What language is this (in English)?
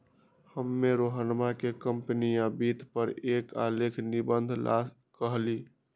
Magahi